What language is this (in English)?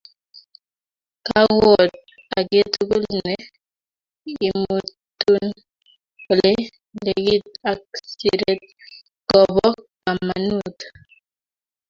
Kalenjin